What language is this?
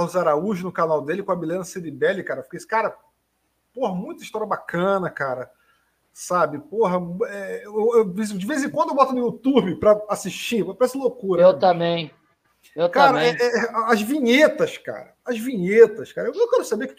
Portuguese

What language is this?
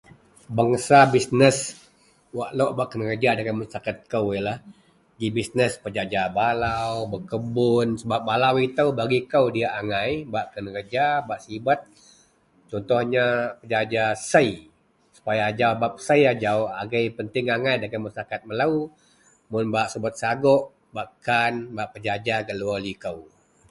Central Melanau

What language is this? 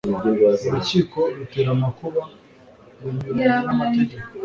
Kinyarwanda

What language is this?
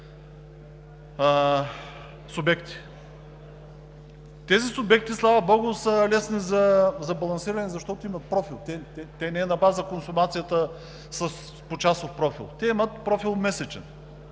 Bulgarian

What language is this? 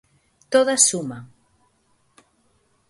Galician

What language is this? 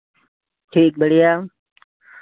Hindi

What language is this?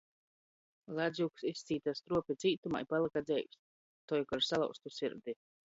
Latgalian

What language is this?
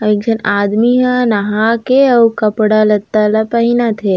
Chhattisgarhi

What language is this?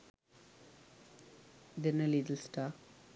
Sinhala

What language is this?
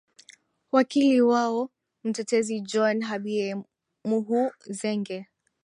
Swahili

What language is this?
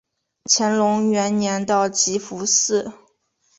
Chinese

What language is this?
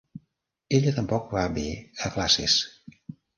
Catalan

